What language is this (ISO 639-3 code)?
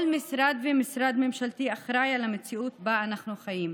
heb